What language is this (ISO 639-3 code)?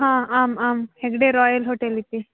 san